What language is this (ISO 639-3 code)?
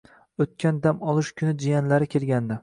uzb